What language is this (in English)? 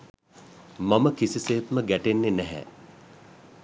Sinhala